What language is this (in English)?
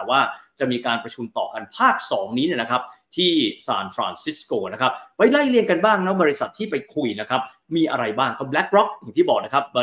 Thai